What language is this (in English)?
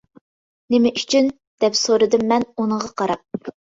Uyghur